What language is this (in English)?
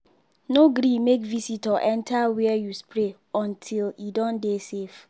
Nigerian Pidgin